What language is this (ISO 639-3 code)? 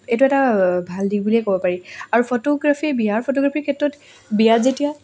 asm